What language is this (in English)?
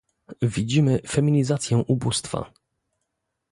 Polish